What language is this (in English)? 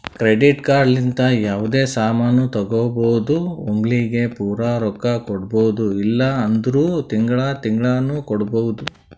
Kannada